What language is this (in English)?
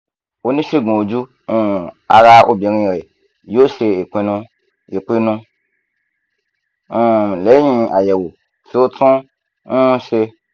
Yoruba